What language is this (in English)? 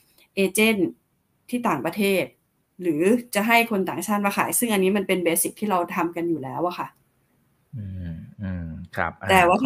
Thai